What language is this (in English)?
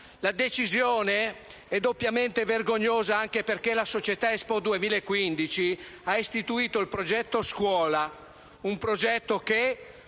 Italian